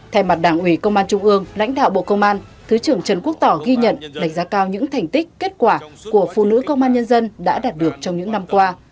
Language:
Vietnamese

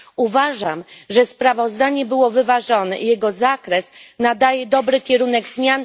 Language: Polish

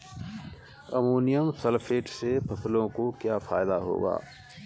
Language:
Hindi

